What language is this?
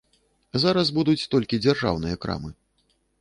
Belarusian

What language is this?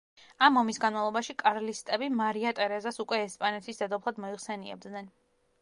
Georgian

